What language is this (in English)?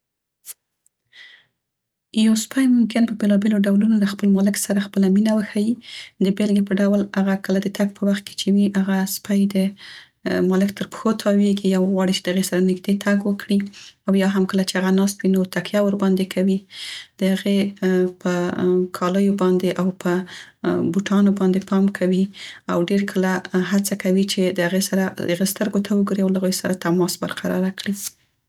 Central Pashto